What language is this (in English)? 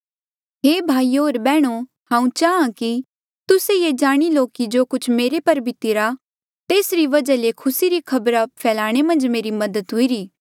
Mandeali